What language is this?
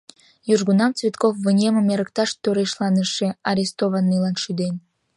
Mari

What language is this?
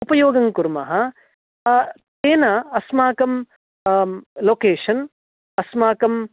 Sanskrit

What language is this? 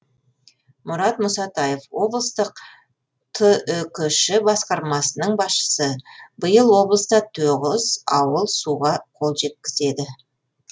Kazakh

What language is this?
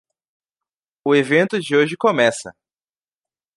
Portuguese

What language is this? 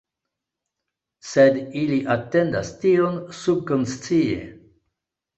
Esperanto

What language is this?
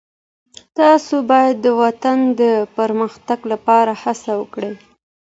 Pashto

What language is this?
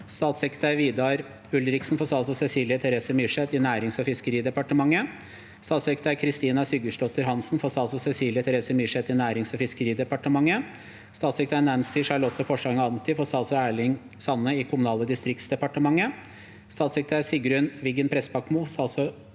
Norwegian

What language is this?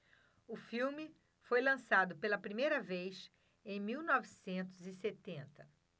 Portuguese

